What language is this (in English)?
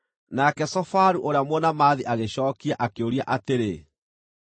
Kikuyu